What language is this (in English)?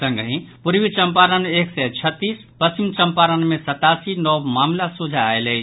Maithili